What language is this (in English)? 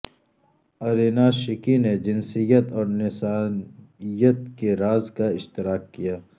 Urdu